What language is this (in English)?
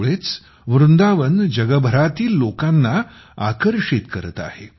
Marathi